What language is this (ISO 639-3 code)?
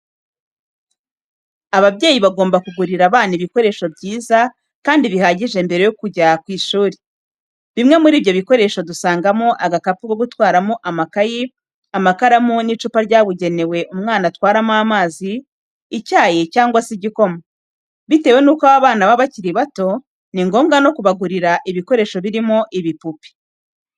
kin